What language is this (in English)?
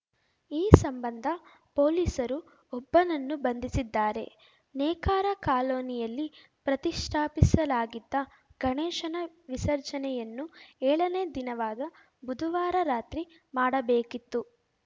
Kannada